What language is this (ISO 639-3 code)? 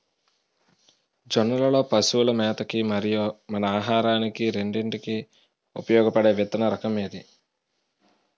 tel